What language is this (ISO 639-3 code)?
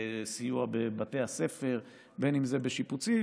heb